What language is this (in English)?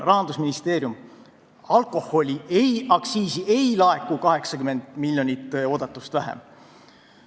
Estonian